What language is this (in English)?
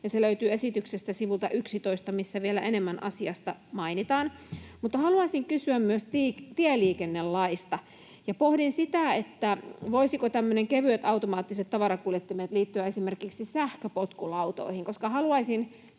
Finnish